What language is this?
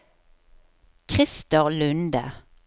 Norwegian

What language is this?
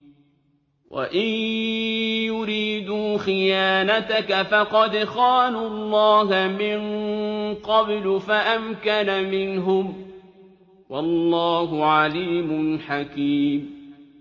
Arabic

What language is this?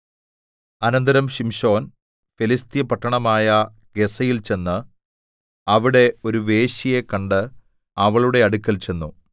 Malayalam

